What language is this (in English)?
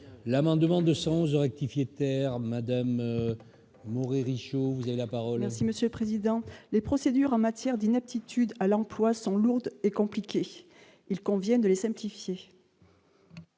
French